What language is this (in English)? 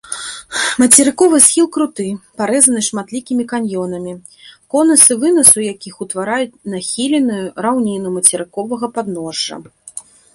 Belarusian